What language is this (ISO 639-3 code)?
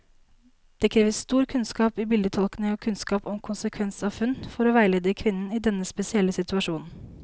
nor